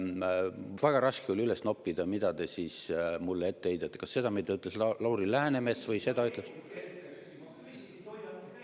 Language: Estonian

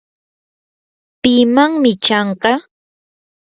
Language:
Yanahuanca Pasco Quechua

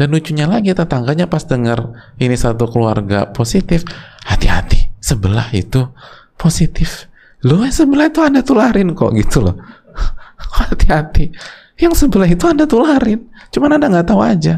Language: Indonesian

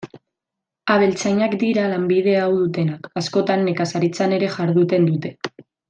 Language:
Basque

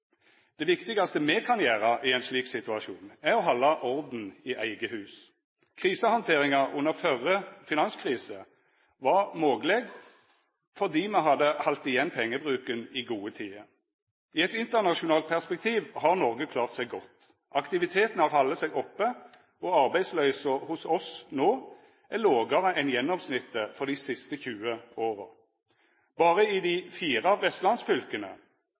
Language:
Norwegian Nynorsk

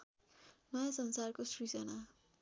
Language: Nepali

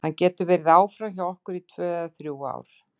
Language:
Icelandic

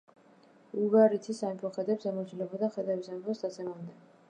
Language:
Georgian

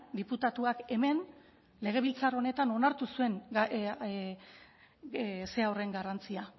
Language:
Basque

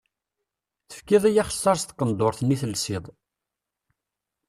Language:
Kabyle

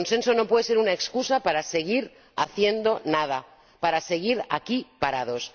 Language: Spanish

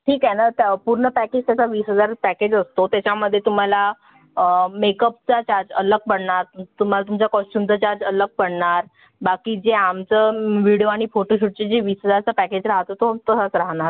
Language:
Marathi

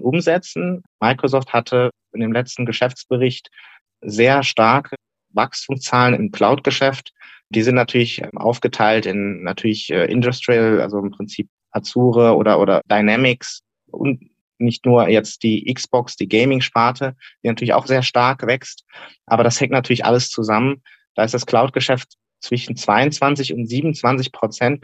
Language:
German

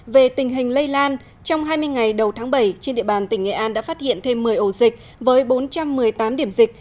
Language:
Vietnamese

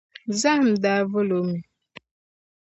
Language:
Dagbani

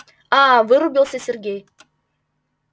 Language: Russian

